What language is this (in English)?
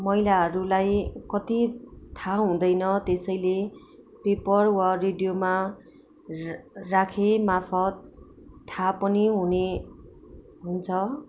Nepali